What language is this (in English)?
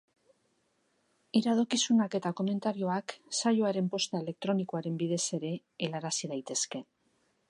Basque